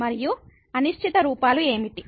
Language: Telugu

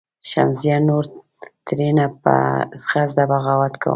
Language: Pashto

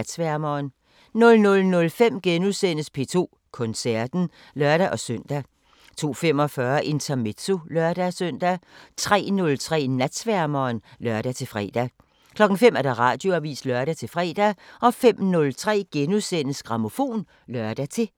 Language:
Danish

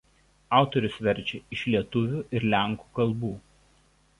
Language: Lithuanian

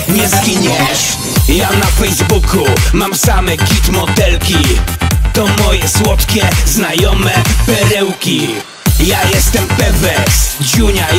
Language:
Polish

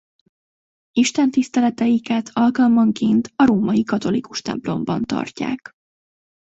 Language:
Hungarian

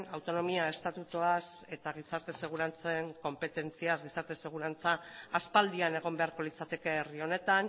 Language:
Basque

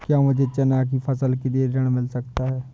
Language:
Hindi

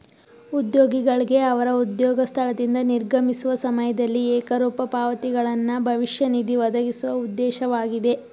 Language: Kannada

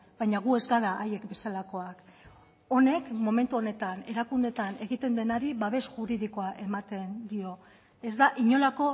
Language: Basque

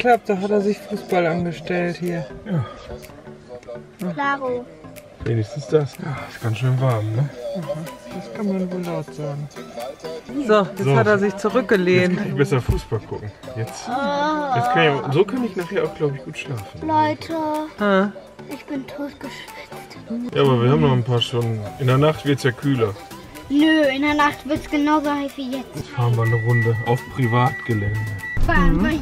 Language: German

